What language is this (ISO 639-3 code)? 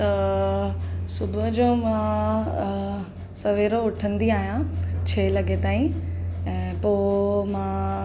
snd